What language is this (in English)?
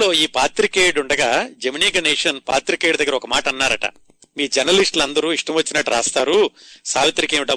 Telugu